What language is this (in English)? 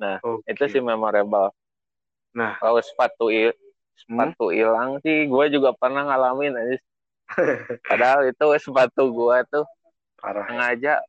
Indonesian